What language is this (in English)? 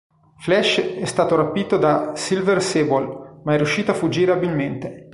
Italian